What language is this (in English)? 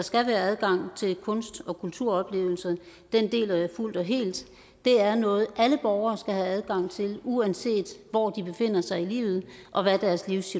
Danish